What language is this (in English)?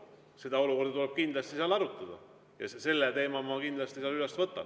Estonian